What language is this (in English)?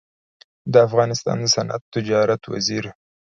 Pashto